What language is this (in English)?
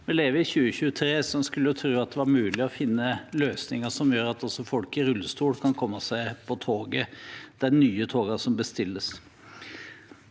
Norwegian